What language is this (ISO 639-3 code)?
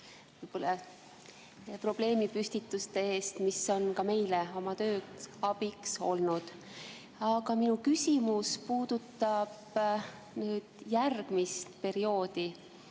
est